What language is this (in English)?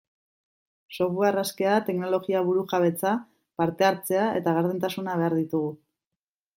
Basque